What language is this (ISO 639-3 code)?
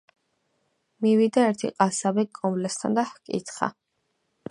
kat